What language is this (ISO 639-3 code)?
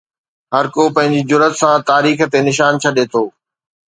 snd